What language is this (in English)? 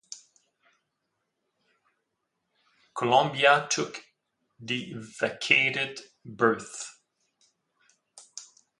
English